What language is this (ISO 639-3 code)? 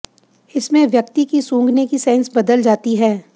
hin